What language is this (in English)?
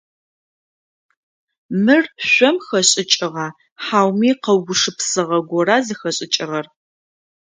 Adyghe